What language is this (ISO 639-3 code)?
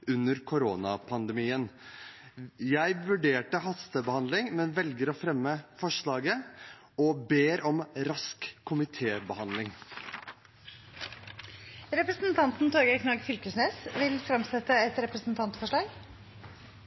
nor